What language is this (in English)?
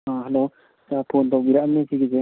Manipuri